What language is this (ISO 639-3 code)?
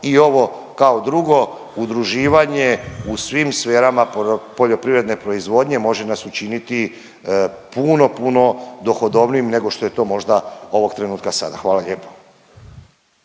hrv